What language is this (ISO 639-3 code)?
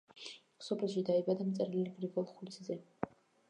kat